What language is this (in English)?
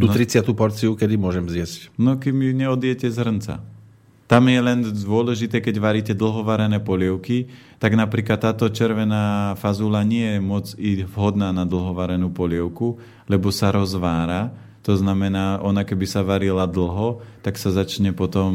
Slovak